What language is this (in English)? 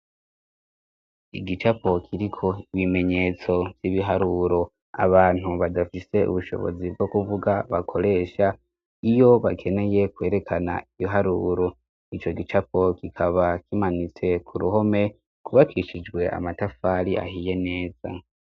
Rundi